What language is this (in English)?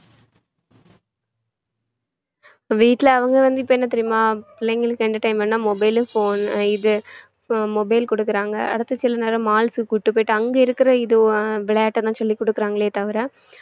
Tamil